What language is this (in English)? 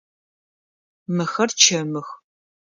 Adyghe